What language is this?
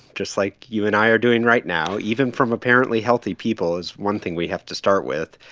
English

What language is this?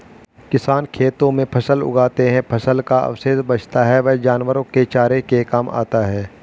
Hindi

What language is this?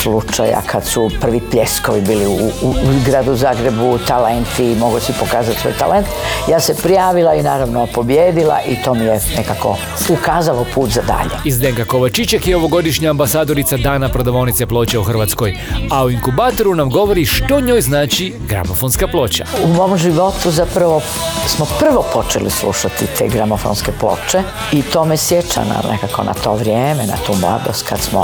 Croatian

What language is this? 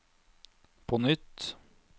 Norwegian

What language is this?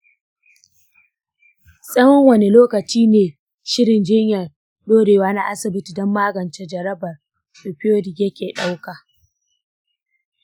Hausa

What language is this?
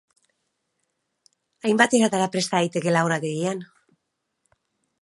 Basque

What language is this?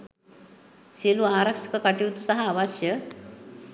Sinhala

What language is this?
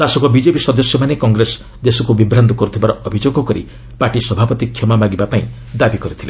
Odia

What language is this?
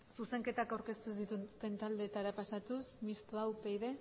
Basque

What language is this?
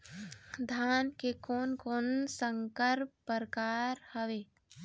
Chhattisgarhi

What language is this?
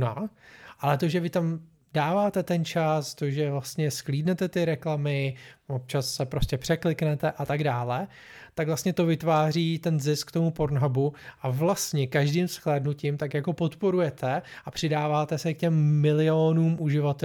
Czech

